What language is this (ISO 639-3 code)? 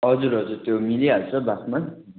nep